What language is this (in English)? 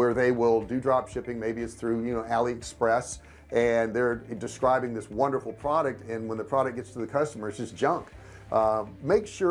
English